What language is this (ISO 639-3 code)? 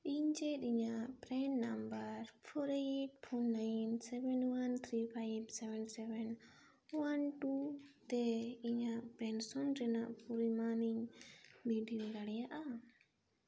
sat